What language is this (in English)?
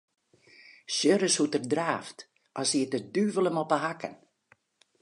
Western Frisian